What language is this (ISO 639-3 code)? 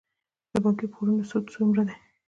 pus